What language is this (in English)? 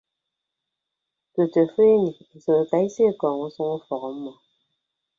Ibibio